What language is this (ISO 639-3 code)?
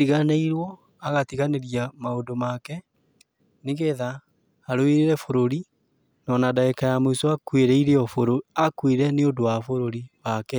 kik